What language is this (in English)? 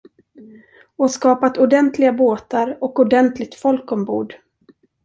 Swedish